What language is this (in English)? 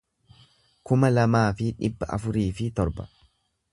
Oromo